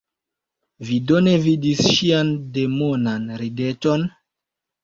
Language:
Esperanto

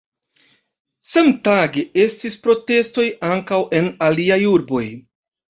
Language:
Esperanto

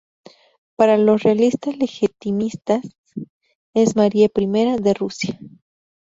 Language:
Spanish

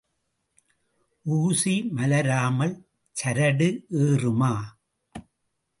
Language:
Tamil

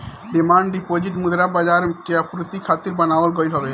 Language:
Bhojpuri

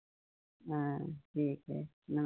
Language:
Hindi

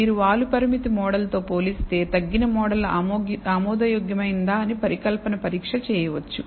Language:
Telugu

